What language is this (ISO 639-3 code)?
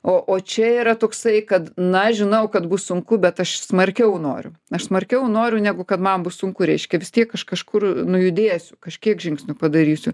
lit